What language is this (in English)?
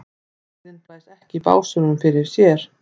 Icelandic